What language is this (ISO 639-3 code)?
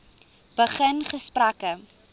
afr